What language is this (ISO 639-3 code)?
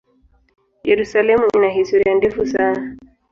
swa